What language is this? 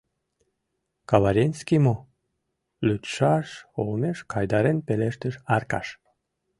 Mari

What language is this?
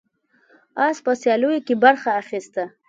Pashto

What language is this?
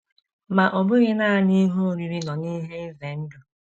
Igbo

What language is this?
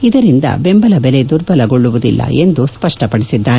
Kannada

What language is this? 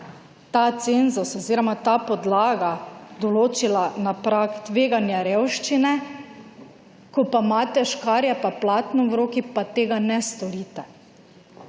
Slovenian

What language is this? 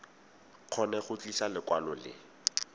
Tswana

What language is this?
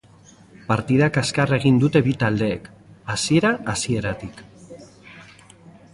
Basque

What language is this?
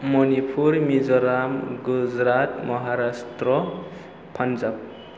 Bodo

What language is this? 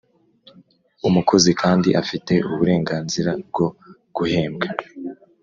Kinyarwanda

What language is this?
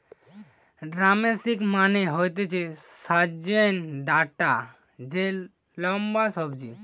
Bangla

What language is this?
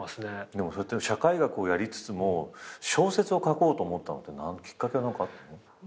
Japanese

